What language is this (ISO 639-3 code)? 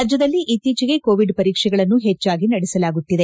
kan